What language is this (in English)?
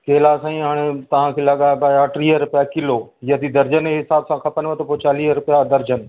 Sindhi